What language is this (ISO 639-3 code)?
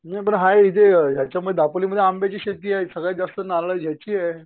mar